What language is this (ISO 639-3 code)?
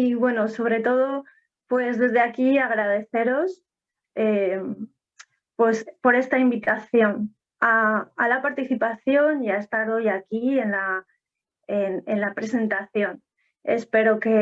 spa